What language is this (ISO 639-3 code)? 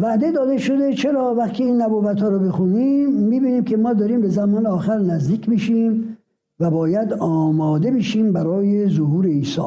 fas